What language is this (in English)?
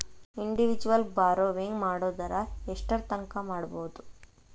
Kannada